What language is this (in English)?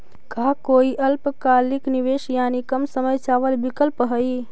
Magahi